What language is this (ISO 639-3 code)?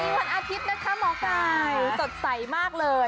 tha